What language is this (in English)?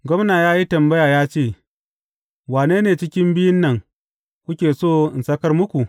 Hausa